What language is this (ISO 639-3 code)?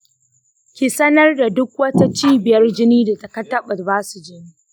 hau